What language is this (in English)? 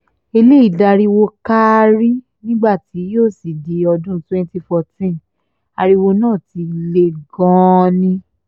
Yoruba